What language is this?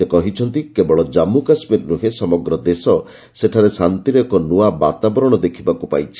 Odia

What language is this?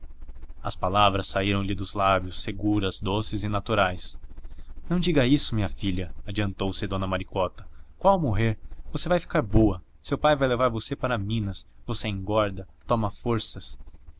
Portuguese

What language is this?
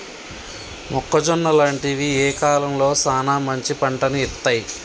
Telugu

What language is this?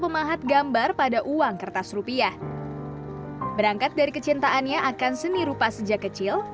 Indonesian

